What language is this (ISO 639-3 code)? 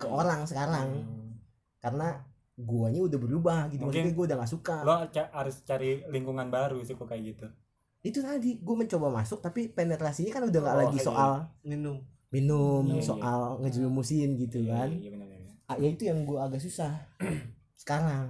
ind